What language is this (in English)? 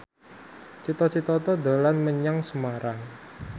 Javanese